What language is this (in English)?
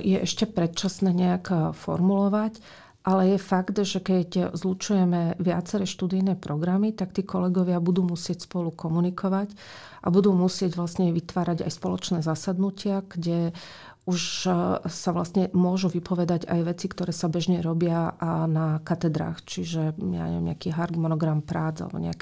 Slovak